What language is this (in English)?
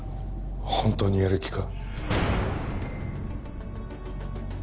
Japanese